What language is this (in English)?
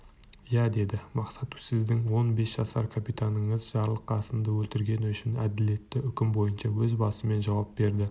Kazakh